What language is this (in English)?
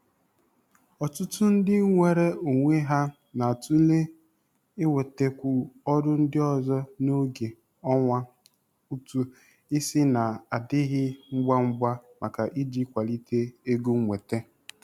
Igbo